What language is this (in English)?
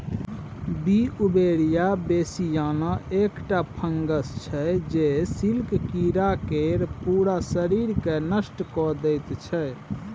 Maithili